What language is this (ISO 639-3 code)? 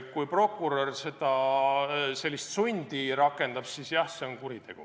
est